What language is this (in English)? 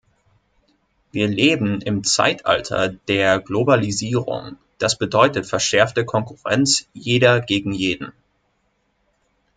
German